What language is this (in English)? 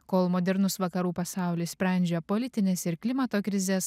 Lithuanian